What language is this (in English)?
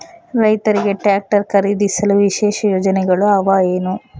Kannada